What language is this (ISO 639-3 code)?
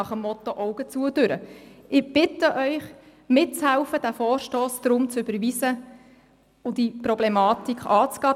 gsw